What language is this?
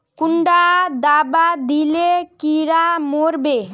Magahi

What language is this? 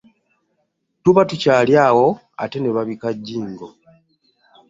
Ganda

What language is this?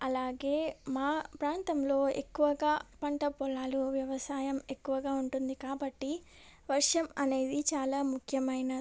Telugu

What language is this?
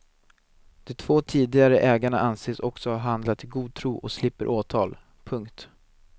Swedish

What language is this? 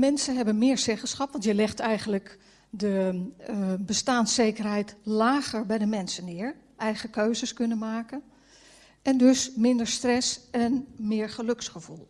Dutch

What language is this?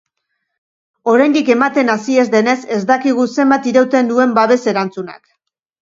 Basque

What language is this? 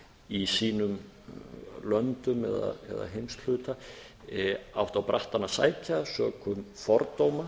Icelandic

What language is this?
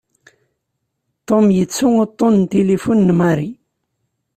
Kabyle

